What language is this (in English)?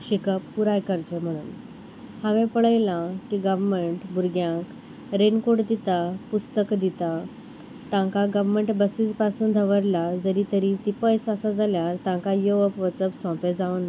Konkani